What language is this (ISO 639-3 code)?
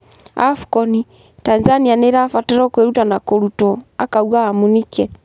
kik